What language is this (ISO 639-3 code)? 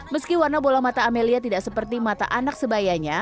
ind